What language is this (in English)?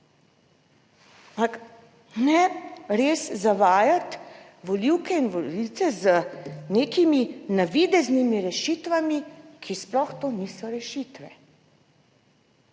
Slovenian